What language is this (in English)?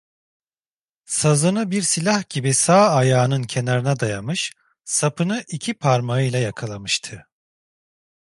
Turkish